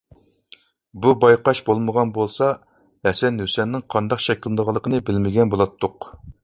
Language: Uyghur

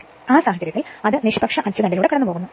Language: Malayalam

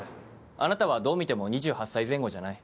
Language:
Japanese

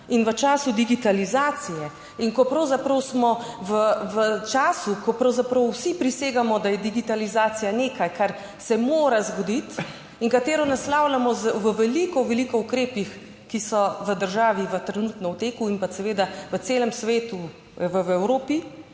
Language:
Slovenian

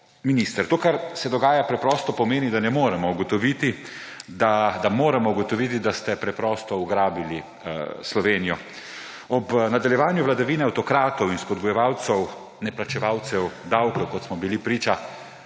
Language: Slovenian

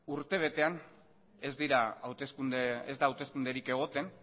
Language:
Basque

